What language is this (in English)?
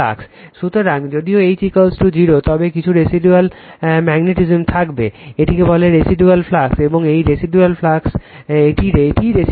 Bangla